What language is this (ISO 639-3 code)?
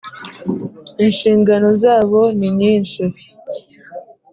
kin